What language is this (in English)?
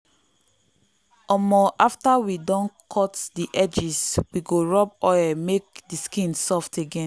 Nigerian Pidgin